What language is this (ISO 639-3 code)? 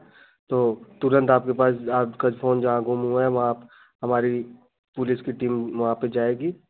hin